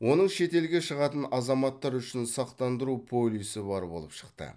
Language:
Kazakh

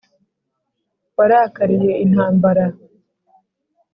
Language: Kinyarwanda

